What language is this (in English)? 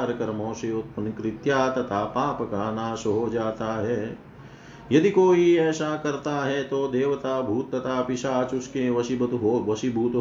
Hindi